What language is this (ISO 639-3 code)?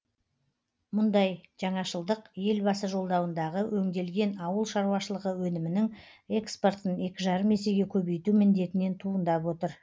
kaz